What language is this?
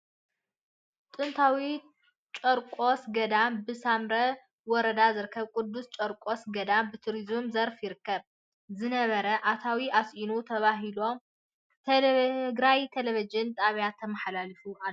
Tigrinya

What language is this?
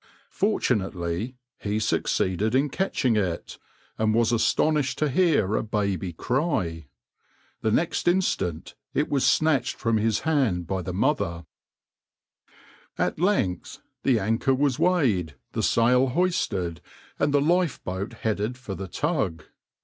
English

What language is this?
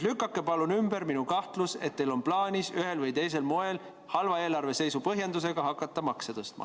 Estonian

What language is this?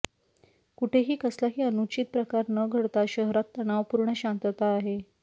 Marathi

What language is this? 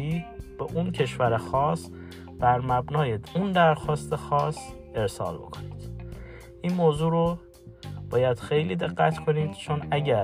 Persian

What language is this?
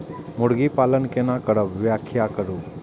Maithili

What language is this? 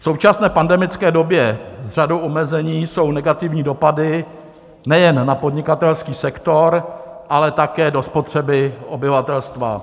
Czech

